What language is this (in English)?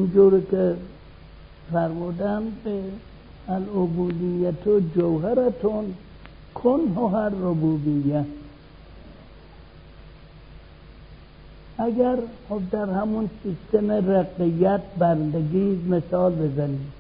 Persian